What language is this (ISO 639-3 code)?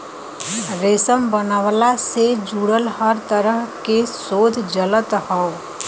bho